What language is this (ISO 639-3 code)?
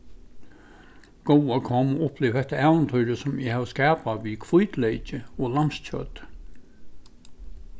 fao